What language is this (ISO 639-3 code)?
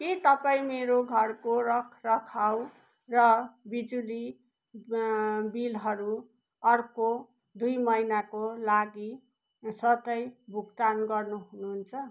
nep